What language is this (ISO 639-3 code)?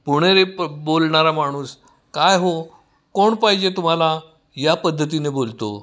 mar